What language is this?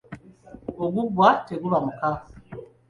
Ganda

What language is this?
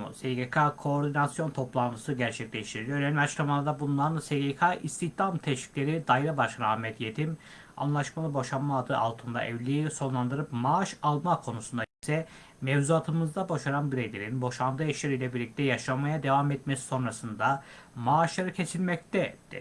Turkish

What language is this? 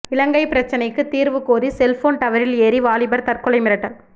Tamil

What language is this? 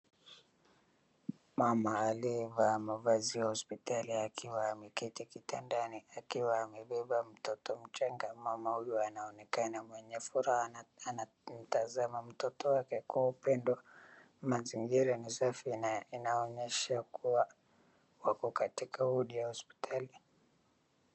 Swahili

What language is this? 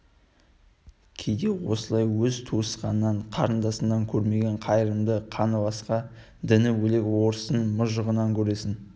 Kazakh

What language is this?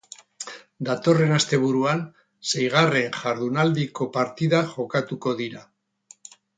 Basque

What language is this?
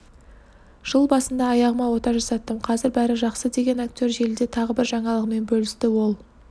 Kazakh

